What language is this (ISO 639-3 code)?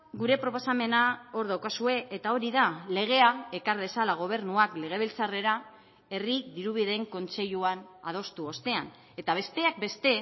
eus